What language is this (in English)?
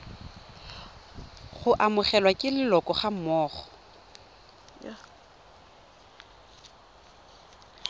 Tswana